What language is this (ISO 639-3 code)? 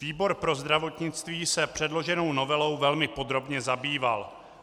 ces